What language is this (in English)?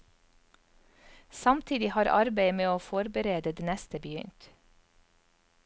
Norwegian